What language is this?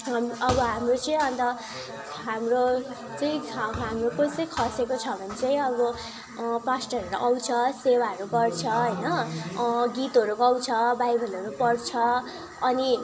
Nepali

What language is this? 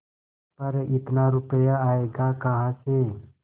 Hindi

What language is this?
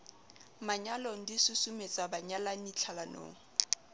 Southern Sotho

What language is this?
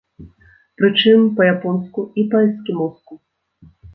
Belarusian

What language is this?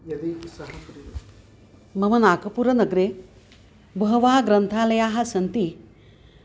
Sanskrit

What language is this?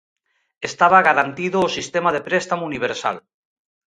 Galician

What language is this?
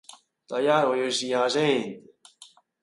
Cantonese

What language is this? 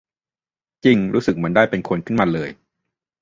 Thai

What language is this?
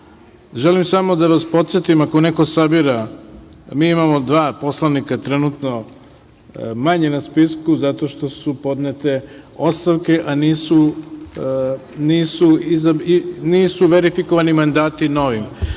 Serbian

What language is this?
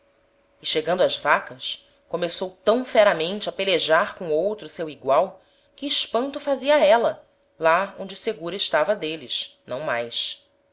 Portuguese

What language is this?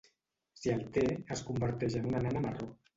Catalan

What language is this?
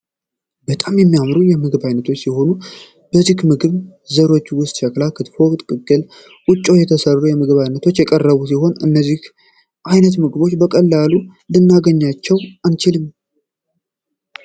Amharic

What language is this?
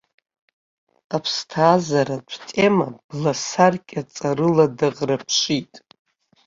Abkhazian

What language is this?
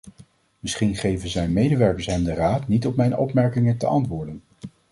Dutch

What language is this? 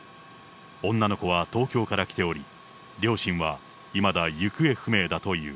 Japanese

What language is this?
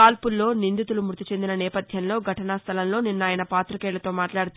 Telugu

